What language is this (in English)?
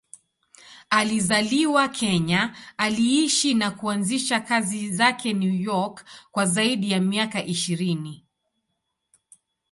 Swahili